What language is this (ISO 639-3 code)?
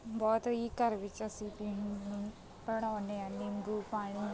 pan